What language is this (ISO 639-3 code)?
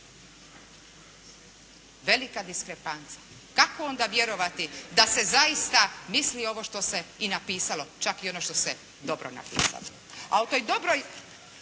hrv